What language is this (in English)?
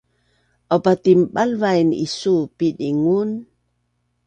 Bunun